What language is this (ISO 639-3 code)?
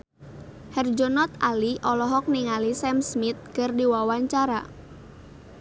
sun